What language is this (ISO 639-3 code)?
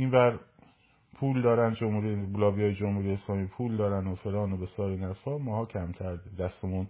fas